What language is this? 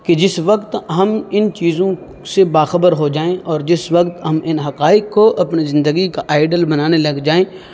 Urdu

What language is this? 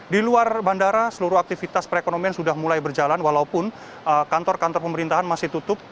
Indonesian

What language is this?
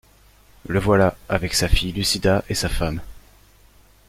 French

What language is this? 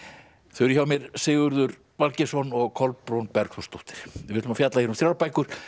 Icelandic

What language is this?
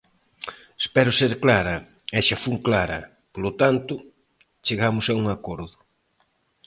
Galician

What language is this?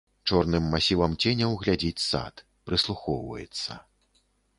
Belarusian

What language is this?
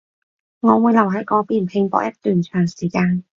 Cantonese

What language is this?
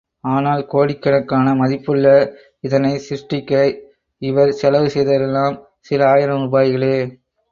Tamil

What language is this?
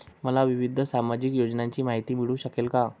Marathi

